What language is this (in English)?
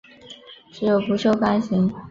Chinese